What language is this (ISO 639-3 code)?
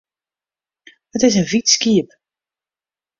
fry